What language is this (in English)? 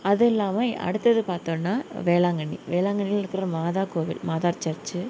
Tamil